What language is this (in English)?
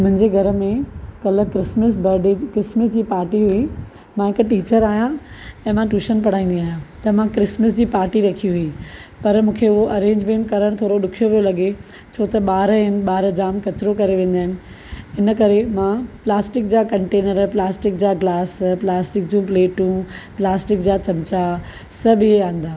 Sindhi